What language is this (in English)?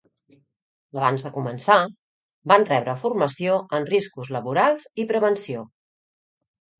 Catalan